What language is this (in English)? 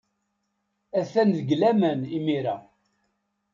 Kabyle